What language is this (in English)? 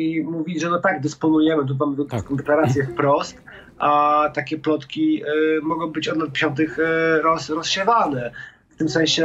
Polish